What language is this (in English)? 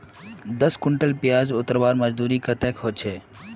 Magahi